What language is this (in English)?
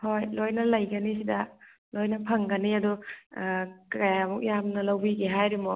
Manipuri